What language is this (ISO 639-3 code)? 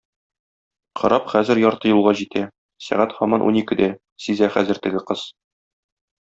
tat